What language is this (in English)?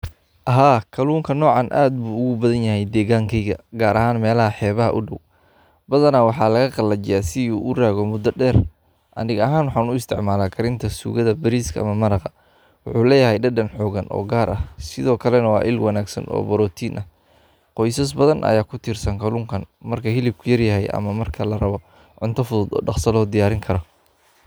Somali